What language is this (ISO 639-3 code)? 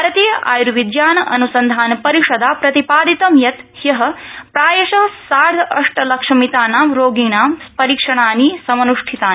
san